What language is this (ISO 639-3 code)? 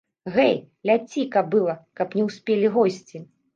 bel